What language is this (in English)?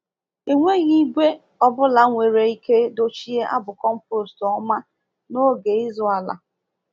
Igbo